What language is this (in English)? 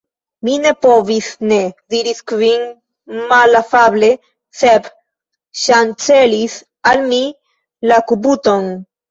Esperanto